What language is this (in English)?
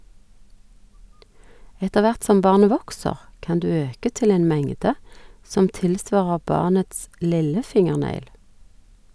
Norwegian